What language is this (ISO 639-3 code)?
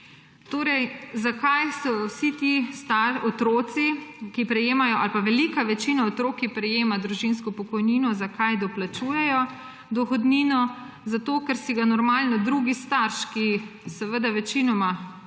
slv